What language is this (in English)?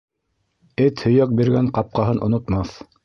Bashkir